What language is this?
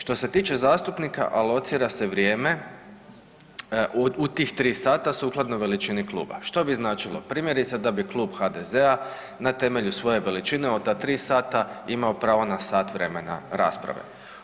Croatian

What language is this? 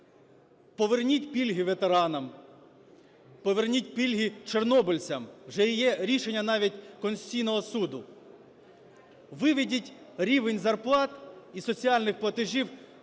Ukrainian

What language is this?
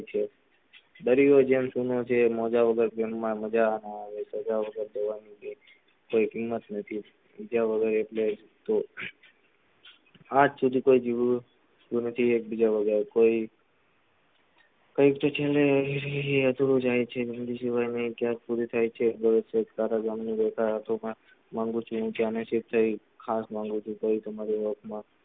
Gujarati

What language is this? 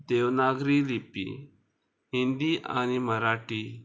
Konkani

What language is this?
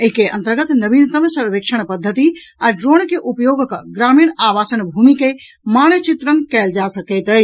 Maithili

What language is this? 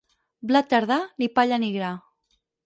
Catalan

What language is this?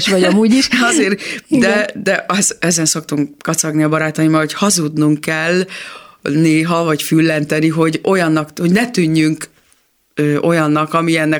Hungarian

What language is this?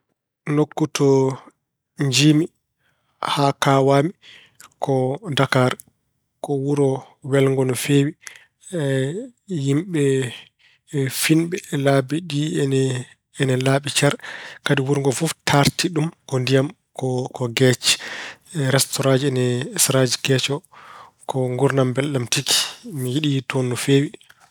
Fula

